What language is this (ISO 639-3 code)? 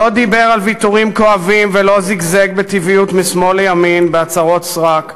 heb